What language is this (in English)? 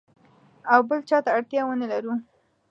Pashto